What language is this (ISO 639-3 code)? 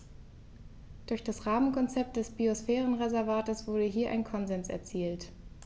deu